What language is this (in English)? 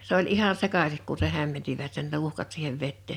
Finnish